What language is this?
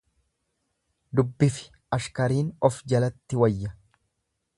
Oromo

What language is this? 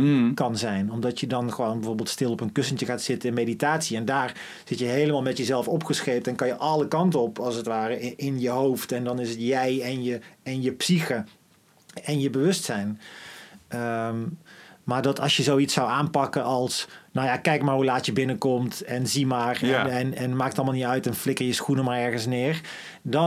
Dutch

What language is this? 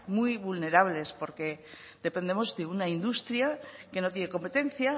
Spanish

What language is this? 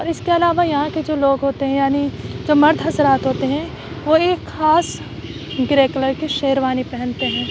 Urdu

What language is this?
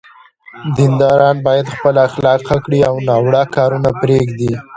Pashto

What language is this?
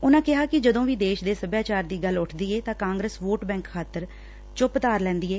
Punjabi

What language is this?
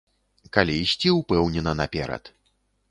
Belarusian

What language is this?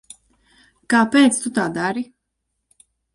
Latvian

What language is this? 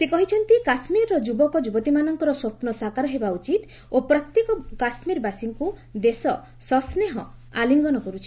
Odia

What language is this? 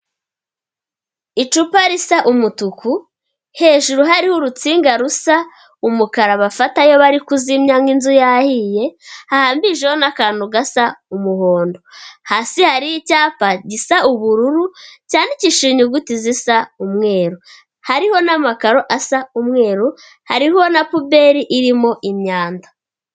Kinyarwanda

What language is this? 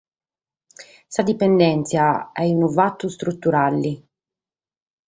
Sardinian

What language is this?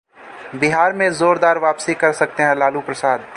Hindi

